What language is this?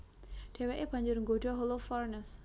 Javanese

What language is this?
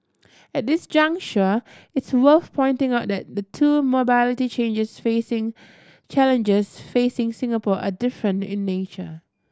English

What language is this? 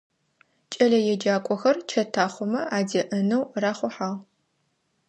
Adyghe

